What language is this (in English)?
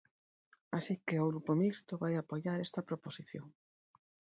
Galician